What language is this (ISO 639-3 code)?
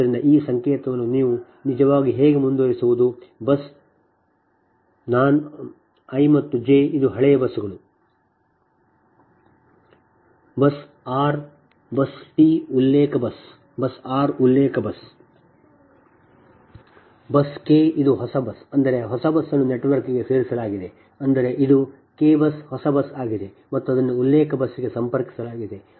kan